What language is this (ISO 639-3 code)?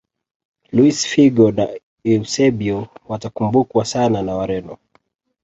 swa